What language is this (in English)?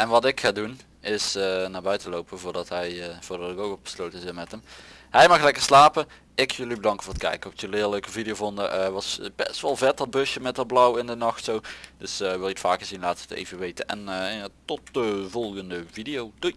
Dutch